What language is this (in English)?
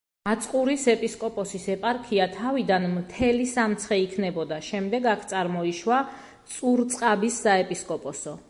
Georgian